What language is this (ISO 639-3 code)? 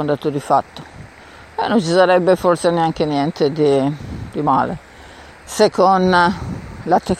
ita